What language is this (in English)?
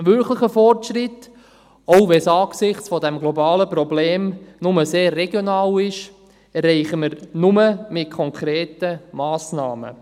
Swiss German